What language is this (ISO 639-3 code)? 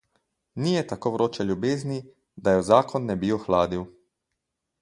slv